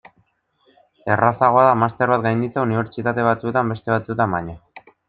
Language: Basque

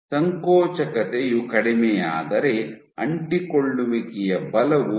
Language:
Kannada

